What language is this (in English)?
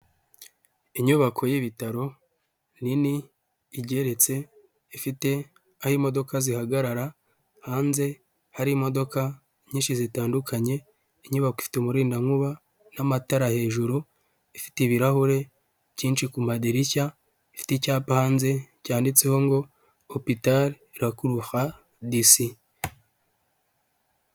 Kinyarwanda